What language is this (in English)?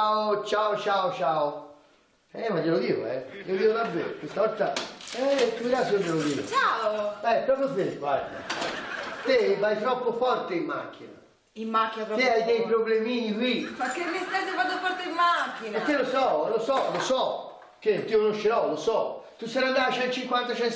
Italian